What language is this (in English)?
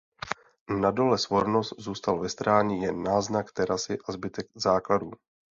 Czech